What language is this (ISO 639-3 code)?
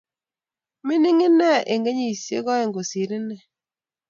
kln